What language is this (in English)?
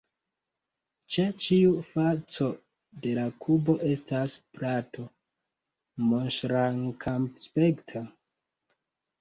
Esperanto